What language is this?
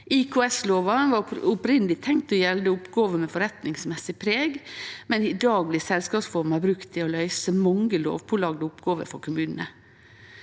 Norwegian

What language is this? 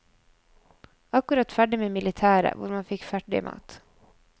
Norwegian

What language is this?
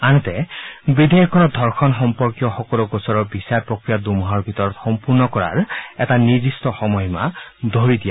Assamese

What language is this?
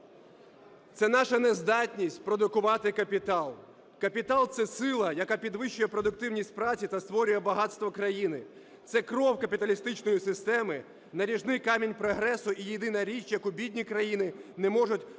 Ukrainian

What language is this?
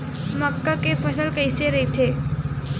Chhattisgarhi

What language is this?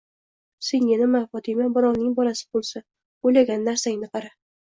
Uzbek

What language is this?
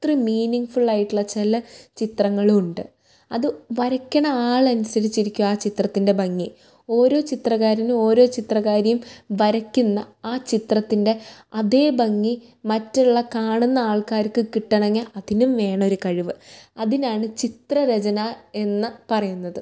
Malayalam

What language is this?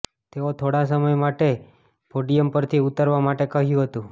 Gujarati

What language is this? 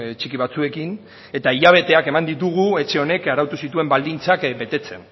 Basque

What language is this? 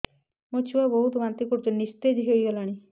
Odia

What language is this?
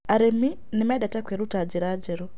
Kikuyu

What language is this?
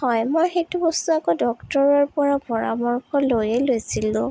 Assamese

